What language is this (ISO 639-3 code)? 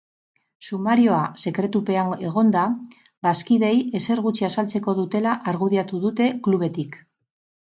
eus